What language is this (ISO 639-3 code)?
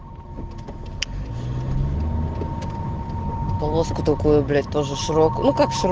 rus